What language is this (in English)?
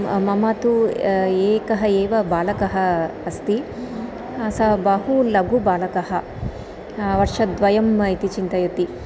Sanskrit